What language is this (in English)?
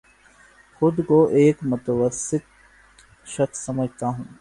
Urdu